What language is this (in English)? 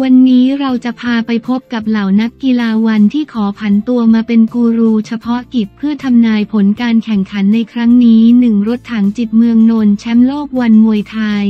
Thai